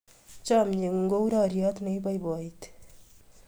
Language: Kalenjin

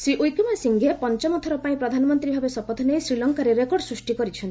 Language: Odia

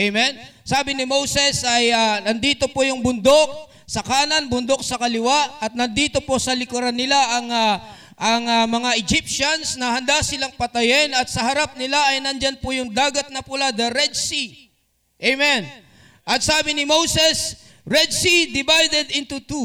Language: Filipino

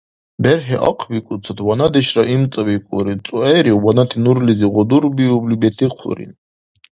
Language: Dargwa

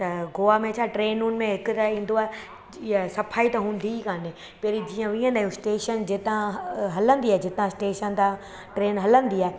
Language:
Sindhi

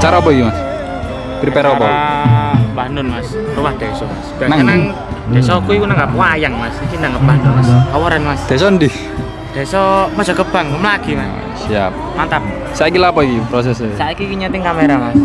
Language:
Indonesian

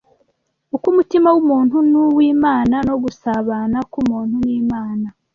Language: Kinyarwanda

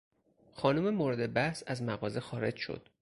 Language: Persian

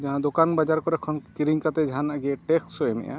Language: Santali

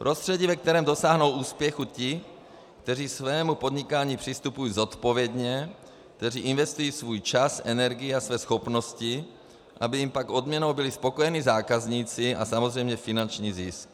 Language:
Czech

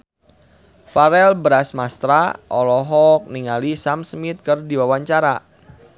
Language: Sundanese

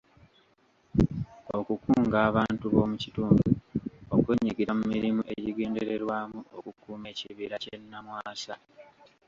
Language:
Ganda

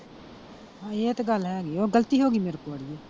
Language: Punjabi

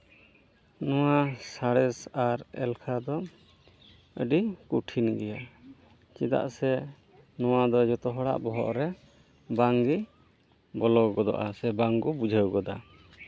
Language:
Santali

